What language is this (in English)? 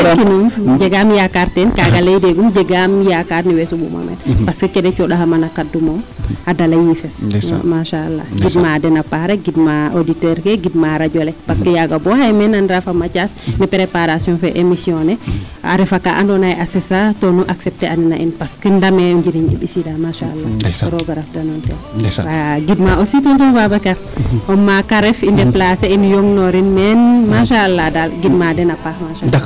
Serer